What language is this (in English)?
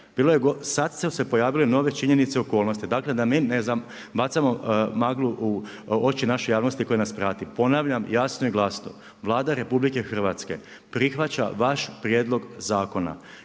Croatian